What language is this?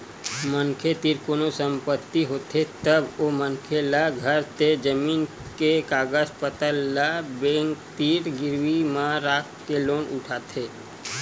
Chhattisgarhi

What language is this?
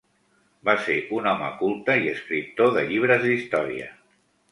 Catalan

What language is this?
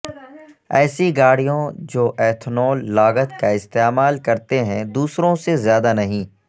Urdu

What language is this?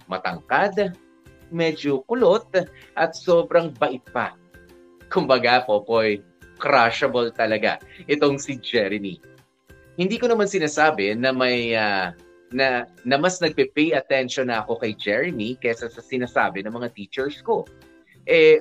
Filipino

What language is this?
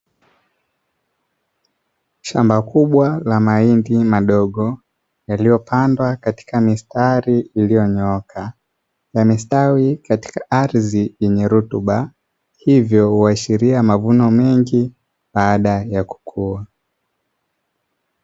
Swahili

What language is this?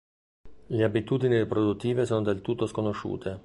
Italian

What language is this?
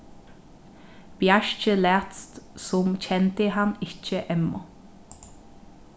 Faroese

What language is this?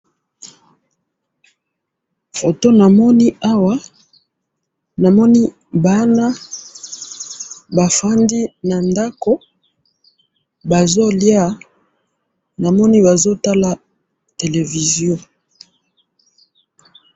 Lingala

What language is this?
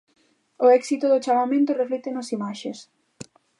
Galician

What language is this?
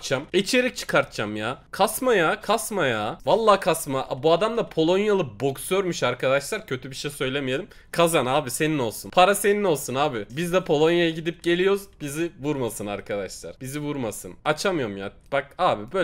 Turkish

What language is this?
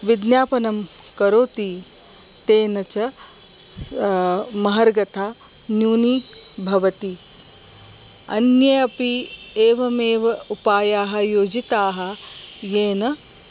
Sanskrit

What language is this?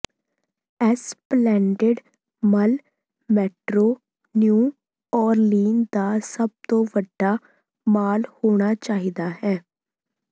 Punjabi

